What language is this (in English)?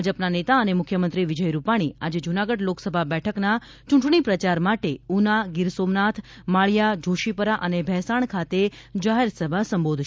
Gujarati